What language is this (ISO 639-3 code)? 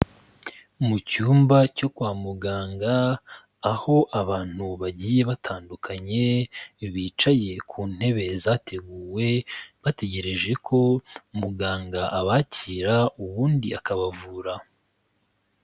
kin